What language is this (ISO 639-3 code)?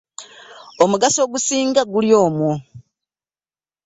lug